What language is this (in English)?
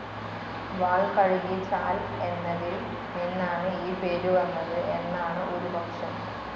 Malayalam